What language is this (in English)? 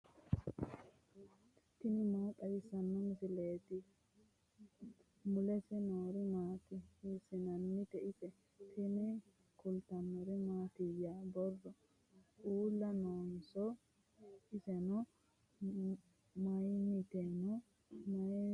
Sidamo